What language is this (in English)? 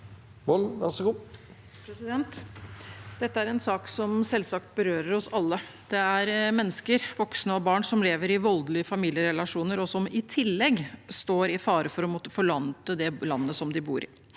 Norwegian